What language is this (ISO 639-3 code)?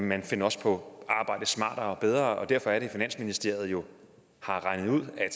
dan